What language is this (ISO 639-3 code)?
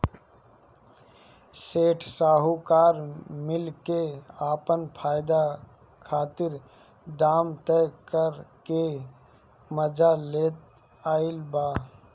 bho